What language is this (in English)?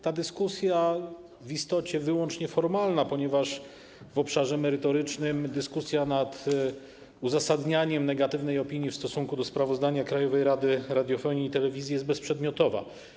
Polish